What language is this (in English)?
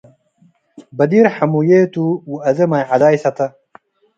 Tigre